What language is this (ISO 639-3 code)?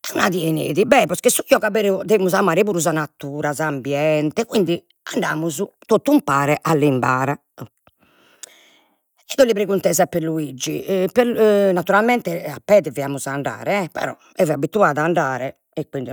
srd